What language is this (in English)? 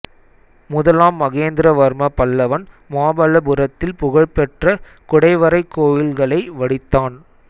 Tamil